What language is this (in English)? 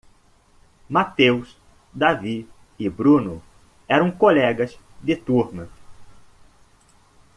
Portuguese